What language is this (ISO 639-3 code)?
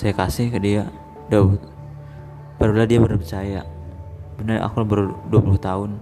ind